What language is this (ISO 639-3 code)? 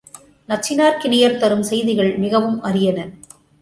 tam